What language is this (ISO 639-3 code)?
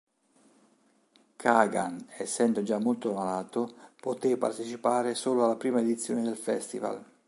ita